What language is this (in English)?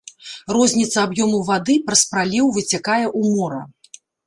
Belarusian